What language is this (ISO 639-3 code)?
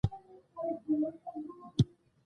pus